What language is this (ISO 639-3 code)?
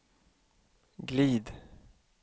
swe